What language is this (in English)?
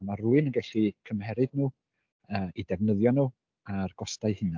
Welsh